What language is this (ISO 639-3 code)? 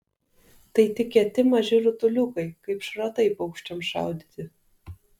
lit